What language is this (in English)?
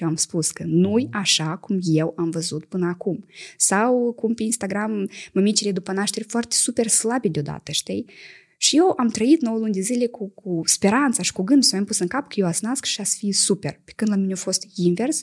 Romanian